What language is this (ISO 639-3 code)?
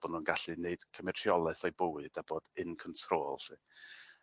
cym